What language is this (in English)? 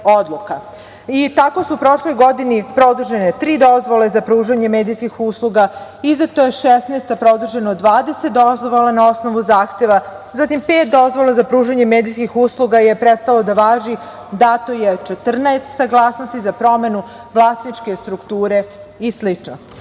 Serbian